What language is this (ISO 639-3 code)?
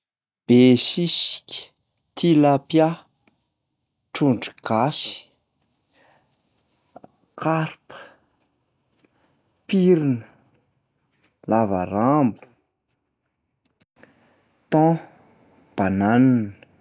mlg